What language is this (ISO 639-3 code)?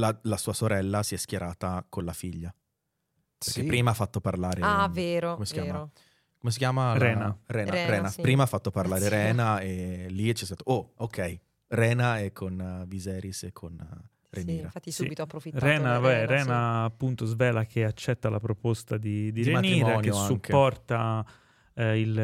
ita